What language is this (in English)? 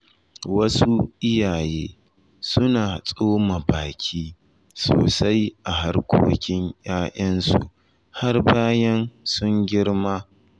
Hausa